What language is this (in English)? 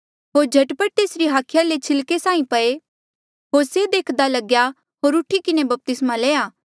Mandeali